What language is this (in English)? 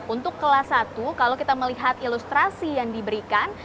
Indonesian